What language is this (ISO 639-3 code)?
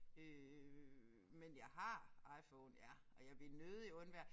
dan